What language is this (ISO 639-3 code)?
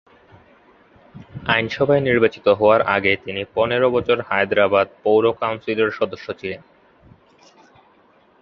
ben